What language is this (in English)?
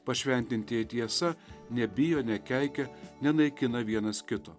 Lithuanian